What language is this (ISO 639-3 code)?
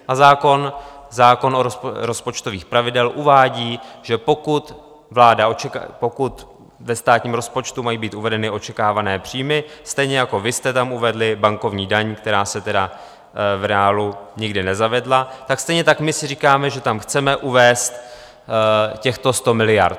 ces